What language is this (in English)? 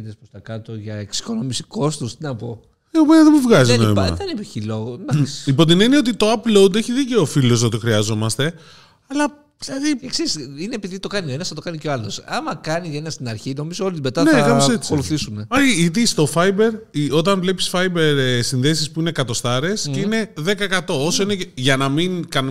Greek